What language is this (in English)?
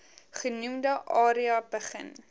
Afrikaans